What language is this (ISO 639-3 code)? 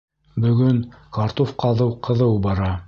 bak